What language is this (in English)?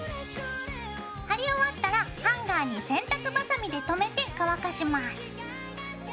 Japanese